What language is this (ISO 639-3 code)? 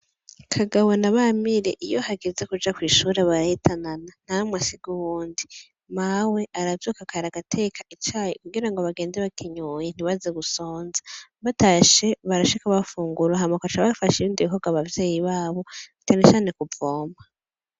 run